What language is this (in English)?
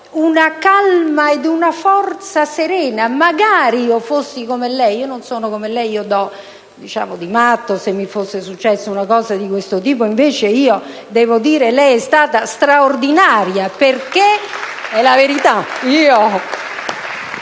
Italian